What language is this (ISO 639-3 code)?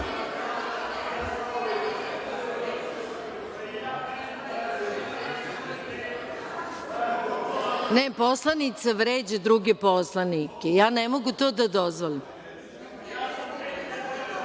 srp